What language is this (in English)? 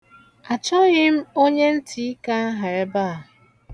Igbo